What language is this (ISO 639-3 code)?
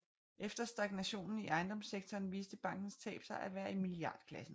dan